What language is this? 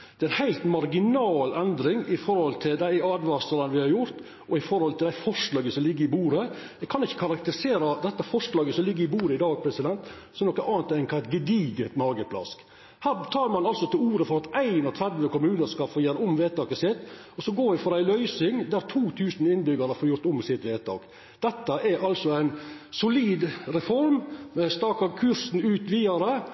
Norwegian Nynorsk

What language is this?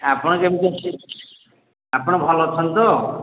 Odia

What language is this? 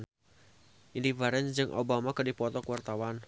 Sundanese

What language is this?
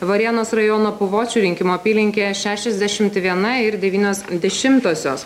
Lithuanian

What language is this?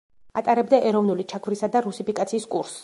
Georgian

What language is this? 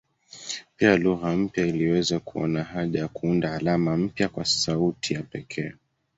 Swahili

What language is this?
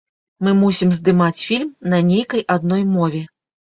Belarusian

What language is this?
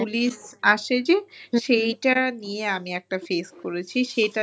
Bangla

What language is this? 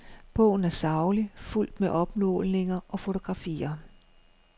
Danish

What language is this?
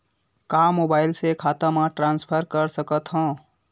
Chhattisgarhi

